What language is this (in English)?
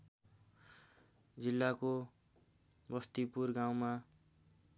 Nepali